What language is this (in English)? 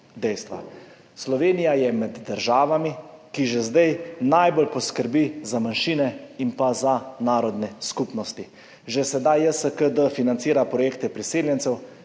Slovenian